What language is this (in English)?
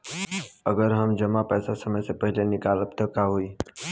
Bhojpuri